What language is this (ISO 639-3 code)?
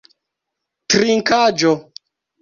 epo